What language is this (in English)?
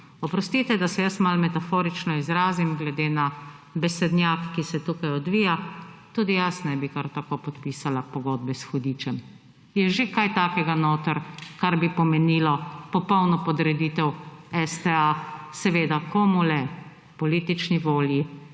Slovenian